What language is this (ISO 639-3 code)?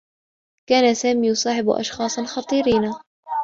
ara